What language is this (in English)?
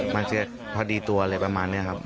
Thai